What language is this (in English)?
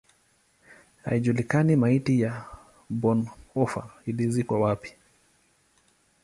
Swahili